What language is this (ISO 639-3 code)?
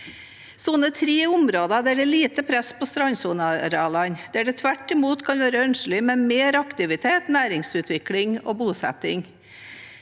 nor